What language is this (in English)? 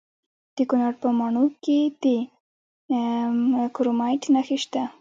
Pashto